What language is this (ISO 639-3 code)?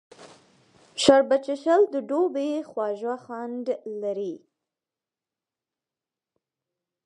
pus